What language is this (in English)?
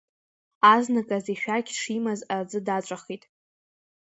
Abkhazian